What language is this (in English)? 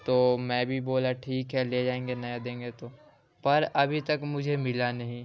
Urdu